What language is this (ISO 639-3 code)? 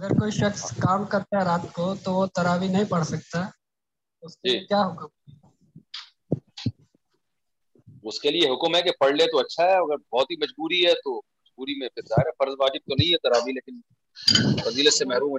urd